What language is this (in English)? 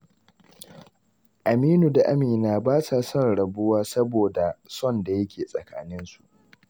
Hausa